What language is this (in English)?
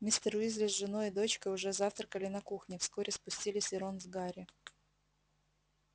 Russian